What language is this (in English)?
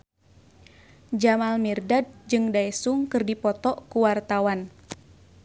Sundanese